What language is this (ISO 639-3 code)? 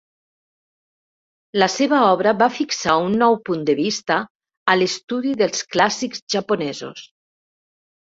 cat